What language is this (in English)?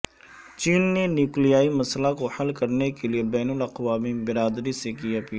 Urdu